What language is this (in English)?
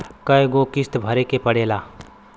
Bhojpuri